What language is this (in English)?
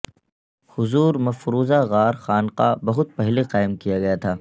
Urdu